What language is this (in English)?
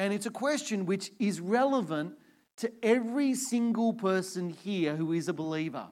English